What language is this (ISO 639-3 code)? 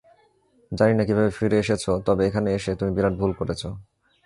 ben